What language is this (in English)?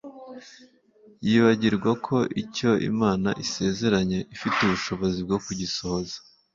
Kinyarwanda